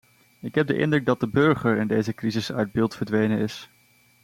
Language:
Dutch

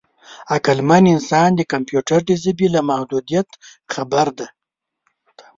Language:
Pashto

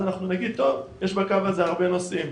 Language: Hebrew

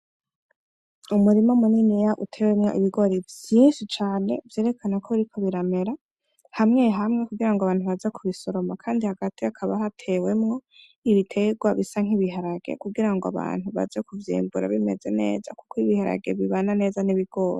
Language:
Rundi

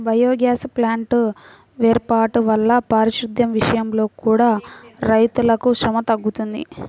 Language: Telugu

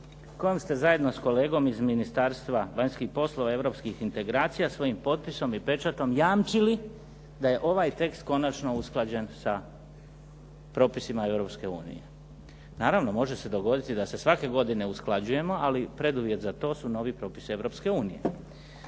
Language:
Croatian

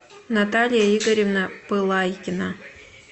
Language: Russian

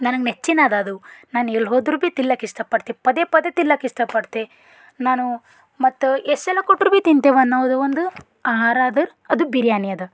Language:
Kannada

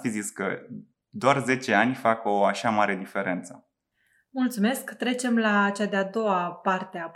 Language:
Romanian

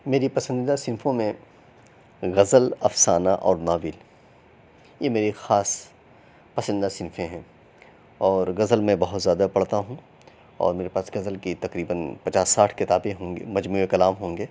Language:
Urdu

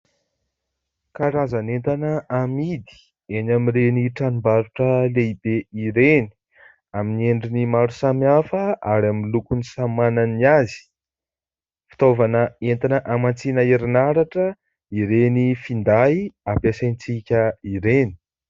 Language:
Malagasy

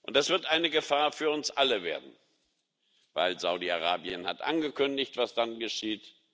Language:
German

